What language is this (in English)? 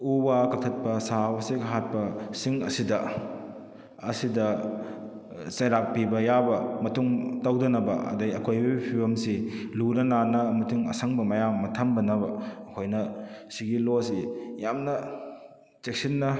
Manipuri